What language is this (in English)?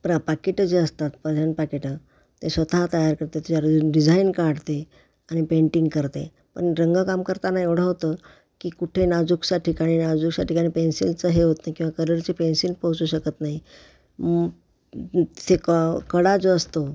Marathi